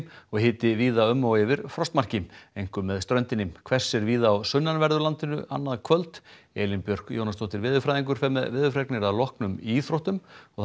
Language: Icelandic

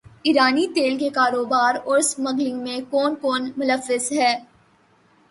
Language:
Urdu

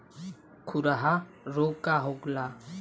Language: Bhojpuri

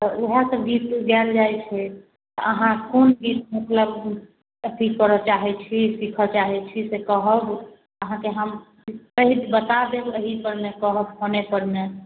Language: Maithili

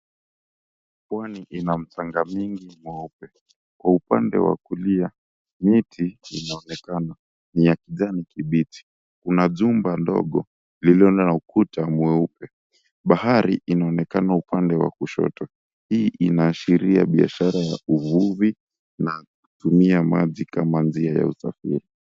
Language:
Swahili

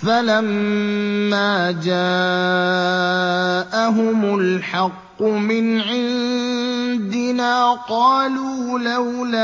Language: Arabic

